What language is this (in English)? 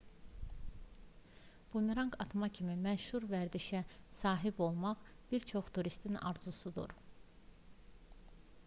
Azerbaijani